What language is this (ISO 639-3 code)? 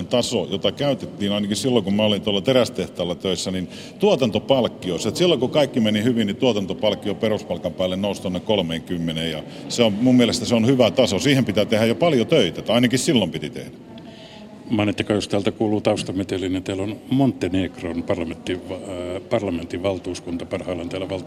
fin